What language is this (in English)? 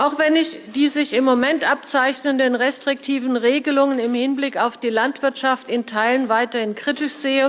German